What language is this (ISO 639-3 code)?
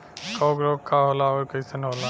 bho